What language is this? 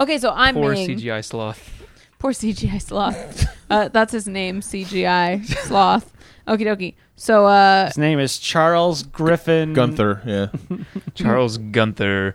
English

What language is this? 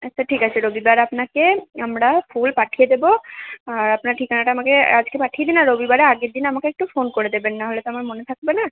Bangla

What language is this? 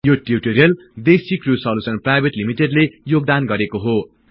Nepali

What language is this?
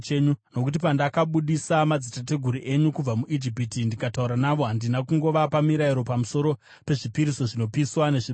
Shona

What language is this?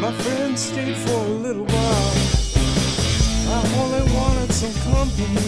English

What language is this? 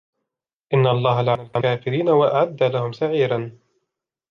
Arabic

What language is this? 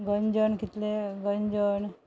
Konkani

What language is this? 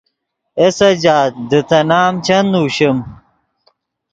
Yidgha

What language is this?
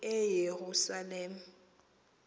Xhosa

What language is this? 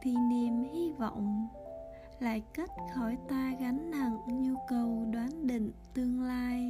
Vietnamese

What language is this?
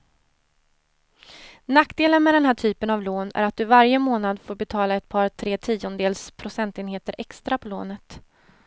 Swedish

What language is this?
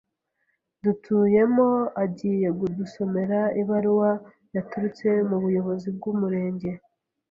Kinyarwanda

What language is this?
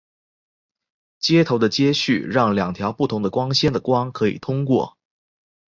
Chinese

